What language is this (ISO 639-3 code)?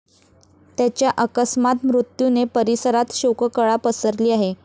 mar